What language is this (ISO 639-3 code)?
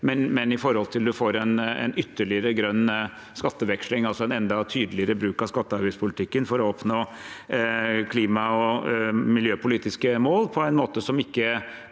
nor